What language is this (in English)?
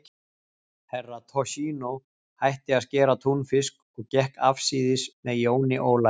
Icelandic